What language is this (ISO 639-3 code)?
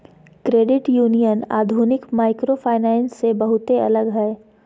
mag